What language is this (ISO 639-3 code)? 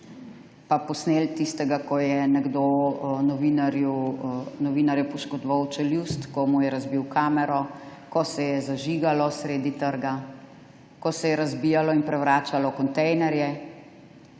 slv